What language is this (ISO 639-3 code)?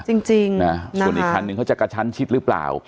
tha